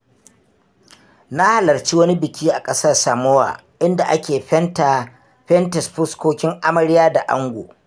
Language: Hausa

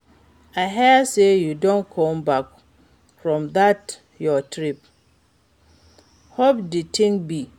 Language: Nigerian Pidgin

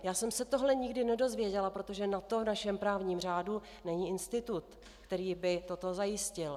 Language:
Czech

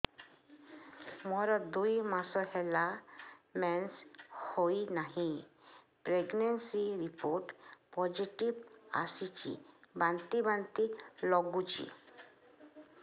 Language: Odia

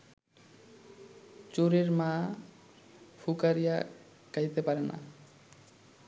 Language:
Bangla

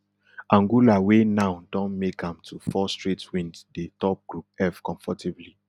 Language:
Nigerian Pidgin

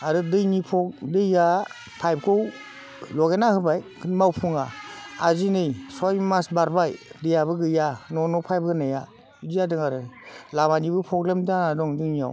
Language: Bodo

